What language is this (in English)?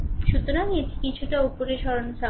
Bangla